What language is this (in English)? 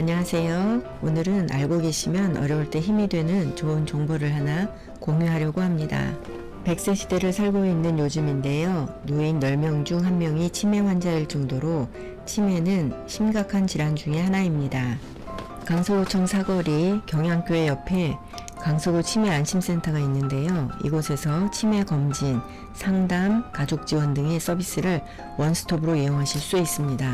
Korean